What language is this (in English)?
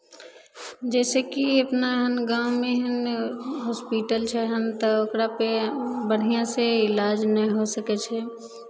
Maithili